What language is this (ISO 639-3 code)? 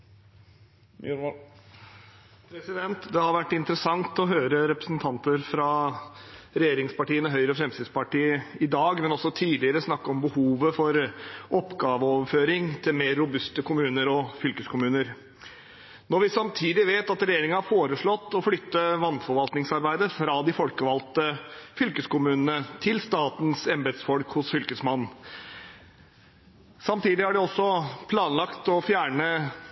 nor